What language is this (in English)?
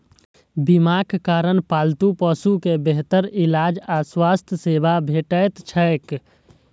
Maithili